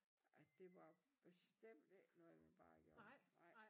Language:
Danish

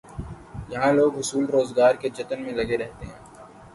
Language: Urdu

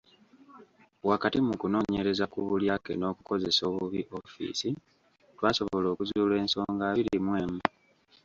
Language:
Ganda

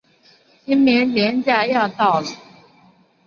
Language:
Chinese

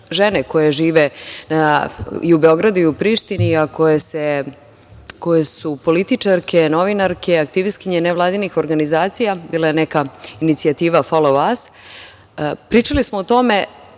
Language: Serbian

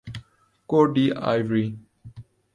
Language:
Urdu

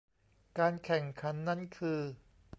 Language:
Thai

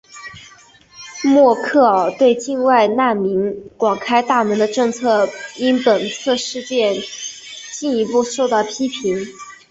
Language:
Chinese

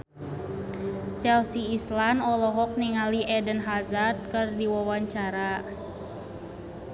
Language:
Sundanese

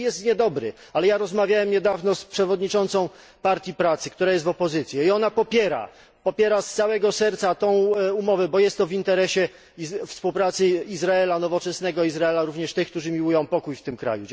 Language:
Polish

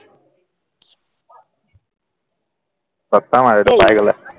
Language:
Assamese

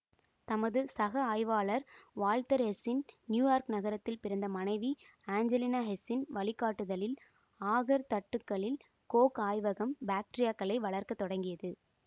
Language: Tamil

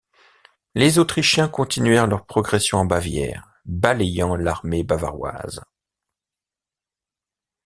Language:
French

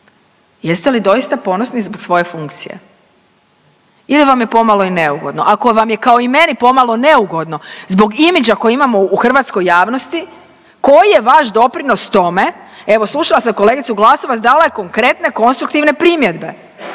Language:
Croatian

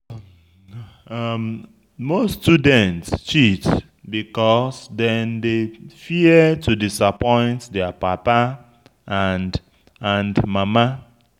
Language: Nigerian Pidgin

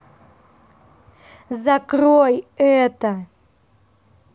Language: Russian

